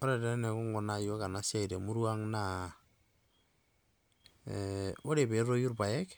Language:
Masai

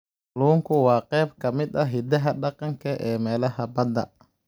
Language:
Somali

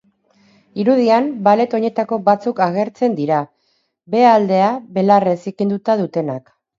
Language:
Basque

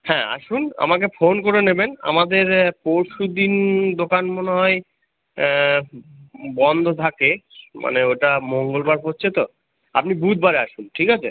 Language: Bangla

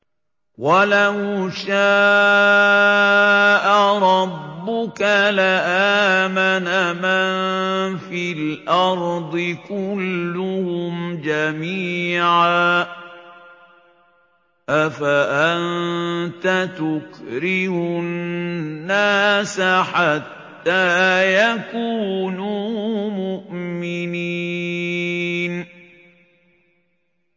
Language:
Arabic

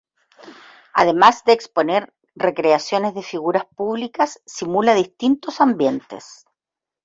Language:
Spanish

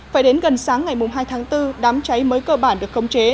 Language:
Vietnamese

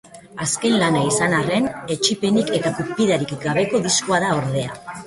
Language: Basque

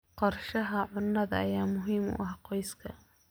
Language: Somali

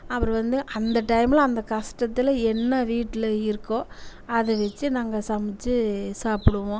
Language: Tamil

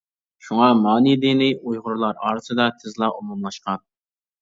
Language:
Uyghur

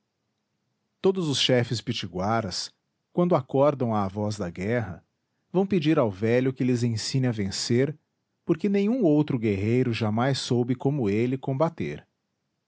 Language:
Portuguese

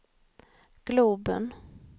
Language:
Swedish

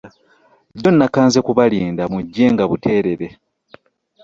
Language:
Ganda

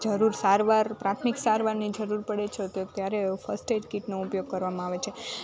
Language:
Gujarati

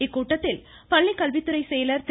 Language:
Tamil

